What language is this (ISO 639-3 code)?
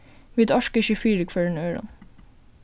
fao